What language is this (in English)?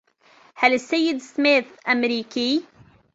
Arabic